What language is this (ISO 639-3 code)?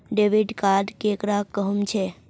mag